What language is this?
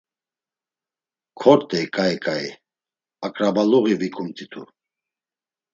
Laz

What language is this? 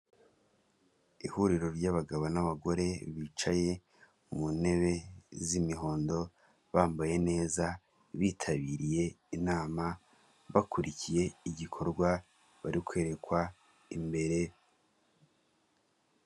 Kinyarwanda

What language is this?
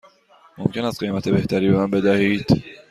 Persian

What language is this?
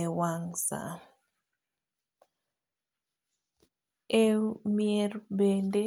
Luo (Kenya and Tanzania)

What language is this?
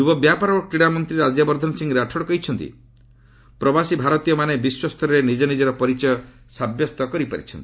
Odia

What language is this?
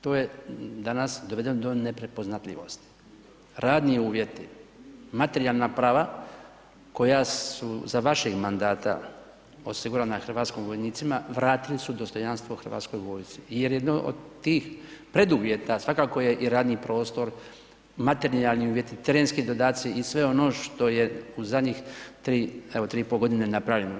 Croatian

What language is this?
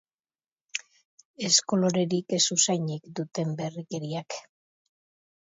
Basque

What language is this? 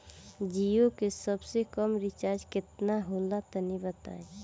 Bhojpuri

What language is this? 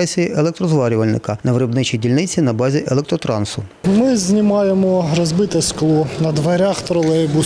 Ukrainian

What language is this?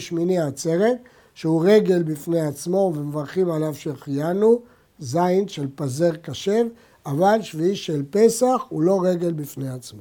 Hebrew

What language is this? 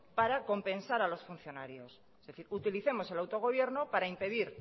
Spanish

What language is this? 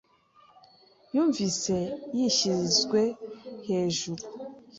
Kinyarwanda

